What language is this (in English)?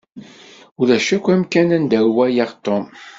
Kabyle